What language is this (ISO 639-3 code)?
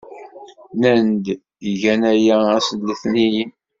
kab